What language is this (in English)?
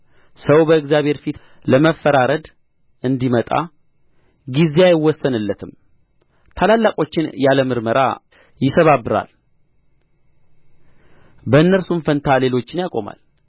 Amharic